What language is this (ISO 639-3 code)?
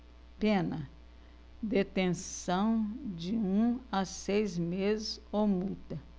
por